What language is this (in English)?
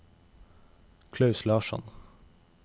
Norwegian